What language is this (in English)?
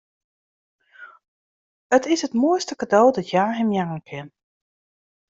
Western Frisian